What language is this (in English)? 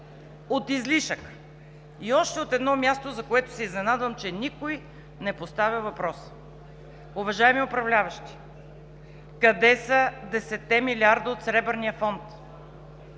Bulgarian